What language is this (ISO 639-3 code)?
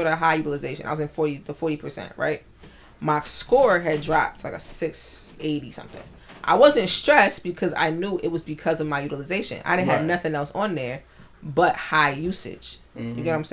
eng